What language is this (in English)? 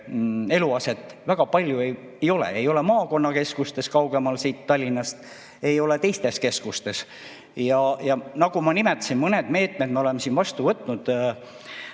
Estonian